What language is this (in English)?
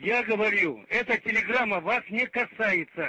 Russian